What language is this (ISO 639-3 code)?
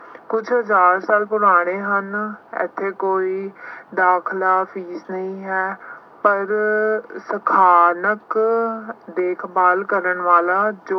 pan